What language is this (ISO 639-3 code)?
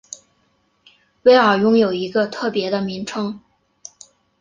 zho